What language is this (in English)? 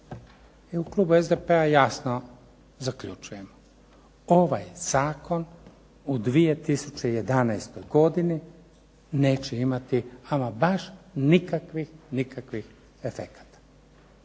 Croatian